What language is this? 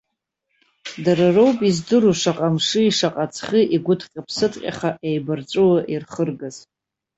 Abkhazian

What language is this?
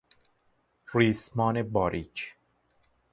Persian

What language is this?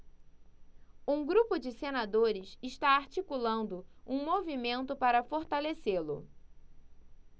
Portuguese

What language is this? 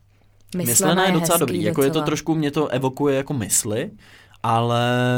Czech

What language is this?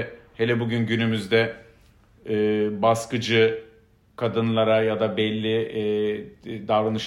Turkish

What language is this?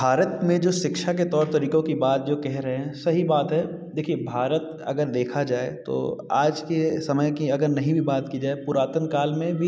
Hindi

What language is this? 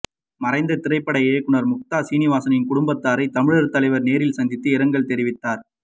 Tamil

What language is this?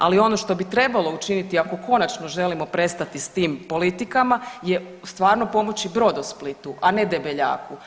Croatian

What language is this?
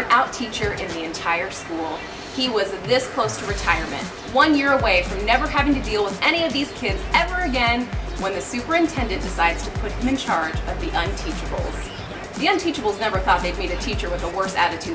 English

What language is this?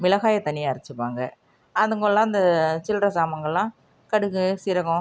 Tamil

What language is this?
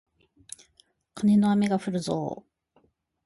Japanese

